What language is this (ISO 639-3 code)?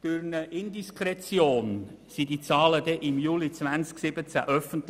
gsw